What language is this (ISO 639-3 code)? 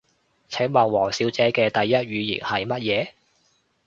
yue